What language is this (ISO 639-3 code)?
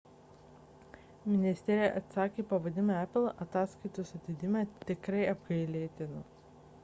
lit